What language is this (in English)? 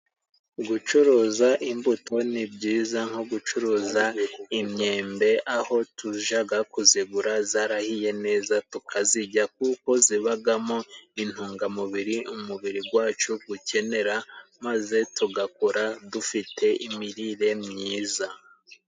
Kinyarwanda